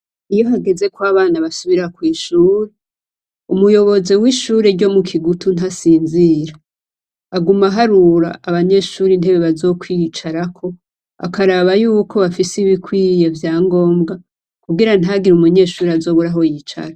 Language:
Rundi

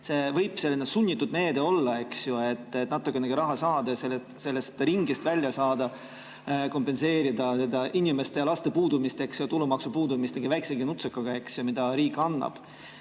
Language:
Estonian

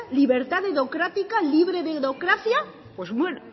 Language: Basque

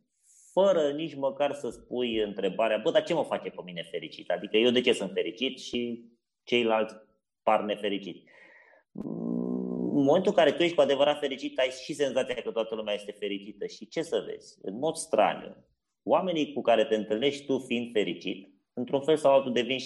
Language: Romanian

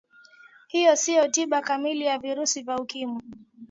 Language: Swahili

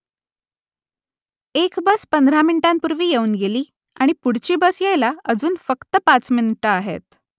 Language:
Marathi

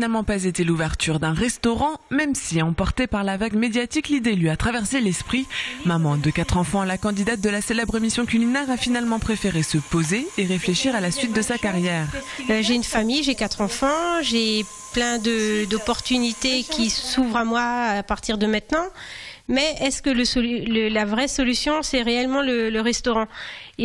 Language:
French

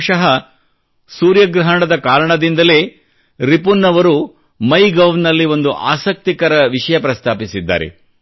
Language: Kannada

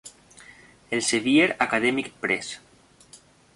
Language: Spanish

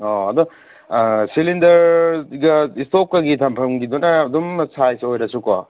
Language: Manipuri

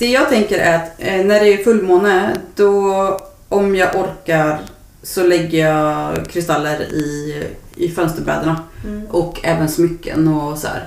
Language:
Swedish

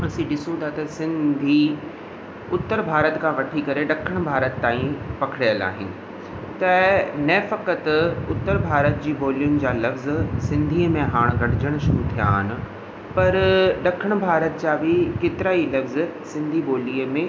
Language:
Sindhi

